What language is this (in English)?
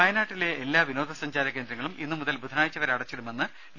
Malayalam